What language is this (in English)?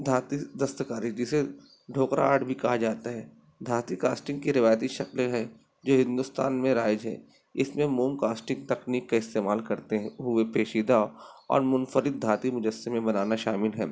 Urdu